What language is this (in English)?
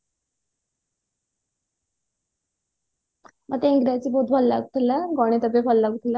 Odia